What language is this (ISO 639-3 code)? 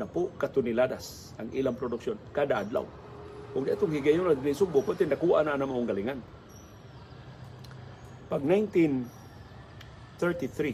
fil